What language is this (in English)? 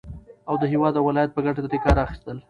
Pashto